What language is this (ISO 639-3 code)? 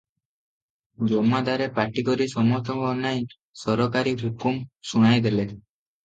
ori